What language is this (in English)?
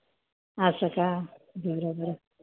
Marathi